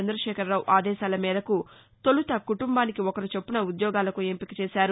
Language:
Telugu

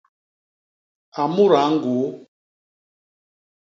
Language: Basaa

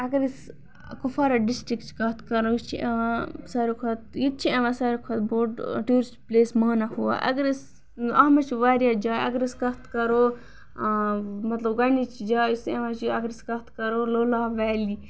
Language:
Kashmiri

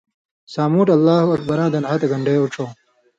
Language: Indus Kohistani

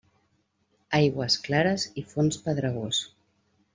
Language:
Catalan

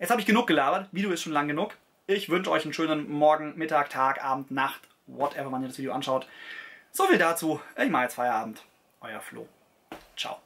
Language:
German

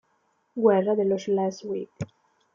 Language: Italian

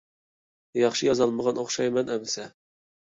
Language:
Uyghur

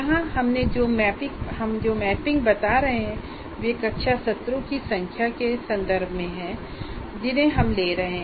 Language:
Hindi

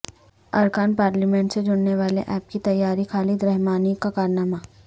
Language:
Urdu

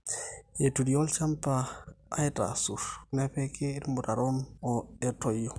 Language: Masai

